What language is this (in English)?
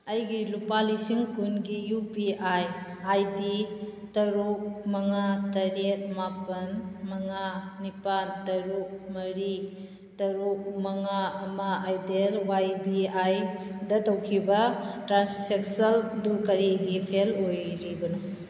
Manipuri